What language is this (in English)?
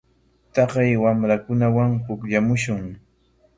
Corongo Ancash Quechua